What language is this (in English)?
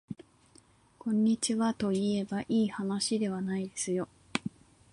Japanese